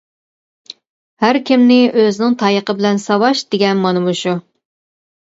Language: Uyghur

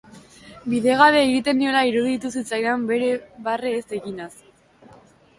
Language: Basque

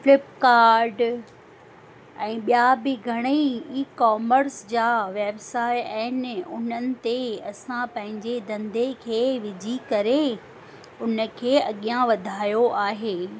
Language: Sindhi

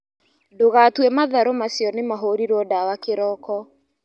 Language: Kikuyu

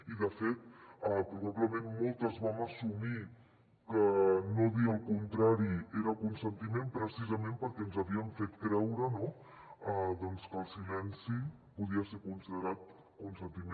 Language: Catalan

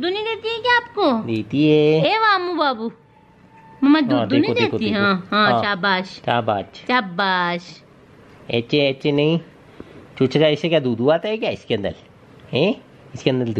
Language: Hindi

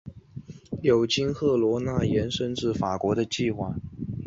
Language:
Chinese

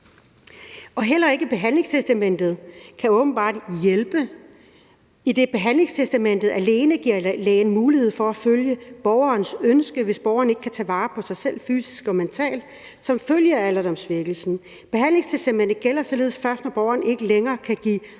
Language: Danish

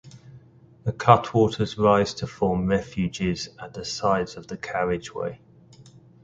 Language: English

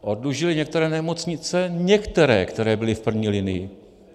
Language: Czech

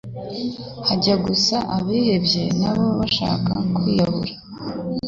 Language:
Kinyarwanda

